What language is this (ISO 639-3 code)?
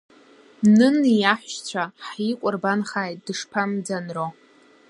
abk